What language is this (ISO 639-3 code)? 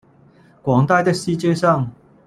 zho